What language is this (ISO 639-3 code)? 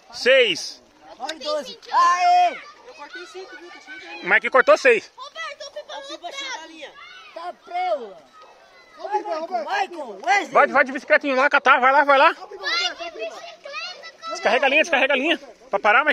por